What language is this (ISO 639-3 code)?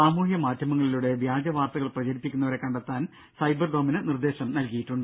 mal